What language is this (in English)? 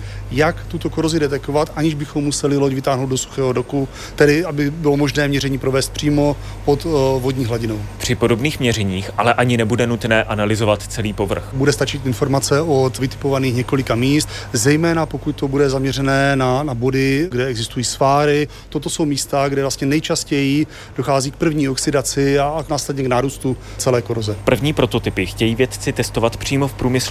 Czech